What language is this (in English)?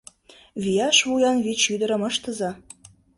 Mari